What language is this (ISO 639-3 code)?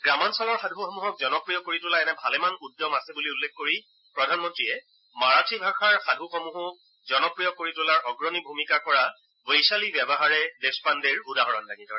asm